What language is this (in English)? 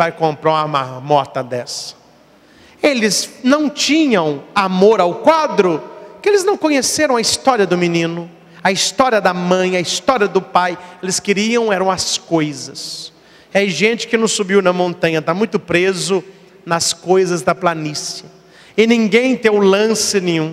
Portuguese